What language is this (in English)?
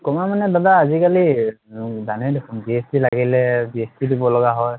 Assamese